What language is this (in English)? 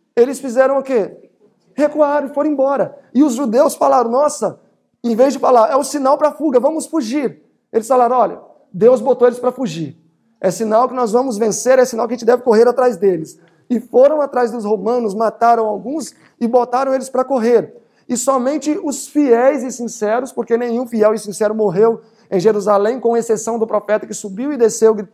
Portuguese